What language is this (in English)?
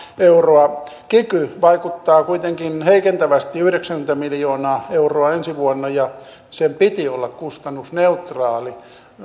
Finnish